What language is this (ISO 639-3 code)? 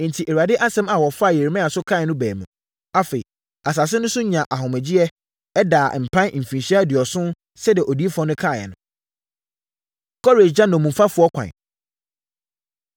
aka